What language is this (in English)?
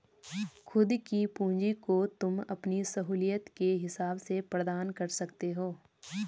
Hindi